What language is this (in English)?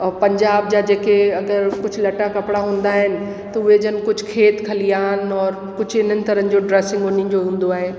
Sindhi